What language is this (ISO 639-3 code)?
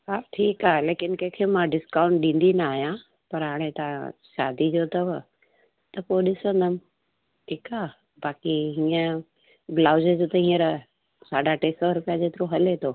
snd